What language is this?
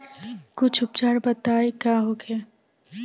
Bhojpuri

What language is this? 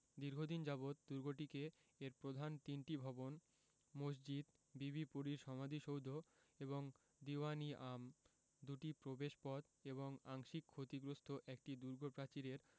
Bangla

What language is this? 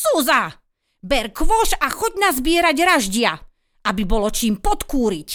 Slovak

